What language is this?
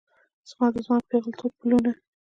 Pashto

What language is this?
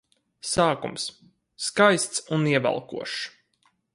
Latvian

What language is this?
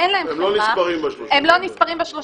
Hebrew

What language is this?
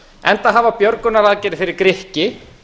Icelandic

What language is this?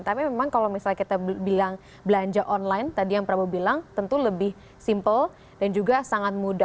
Indonesian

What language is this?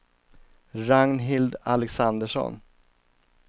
Swedish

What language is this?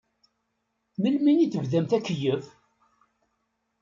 Kabyle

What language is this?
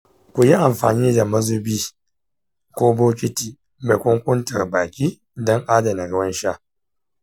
Hausa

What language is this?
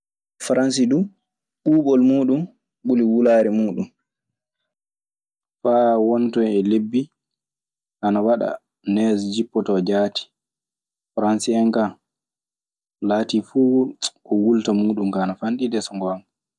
Maasina Fulfulde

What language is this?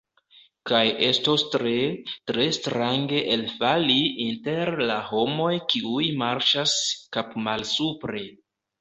Esperanto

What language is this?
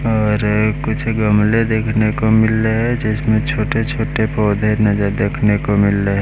Hindi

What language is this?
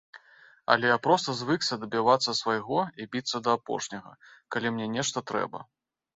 Belarusian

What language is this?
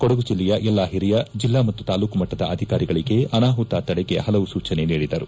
Kannada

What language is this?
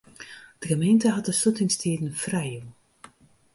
Western Frisian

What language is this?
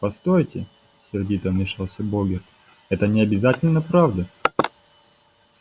Russian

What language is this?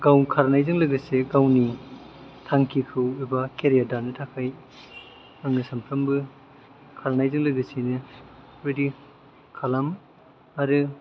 Bodo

